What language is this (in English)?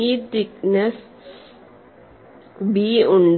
Malayalam